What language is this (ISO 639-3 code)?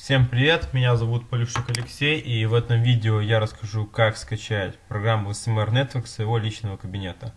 rus